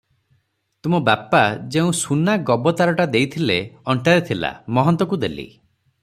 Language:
Odia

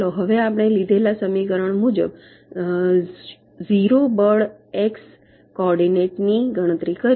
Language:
Gujarati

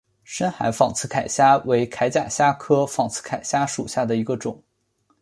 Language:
Chinese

